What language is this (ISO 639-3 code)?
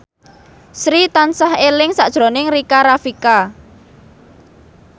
jav